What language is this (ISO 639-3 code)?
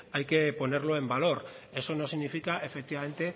spa